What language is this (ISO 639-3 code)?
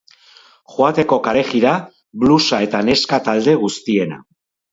eus